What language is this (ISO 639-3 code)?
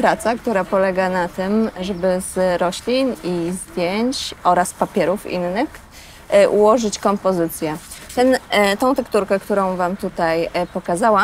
pol